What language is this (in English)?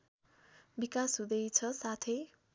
Nepali